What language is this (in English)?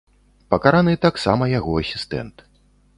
Belarusian